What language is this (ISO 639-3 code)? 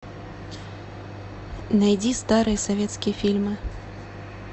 rus